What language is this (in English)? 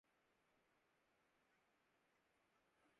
Urdu